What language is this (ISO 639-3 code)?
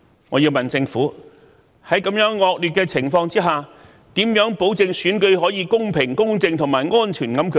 yue